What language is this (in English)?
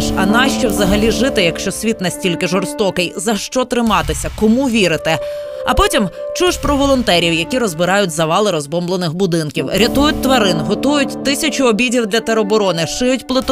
Ukrainian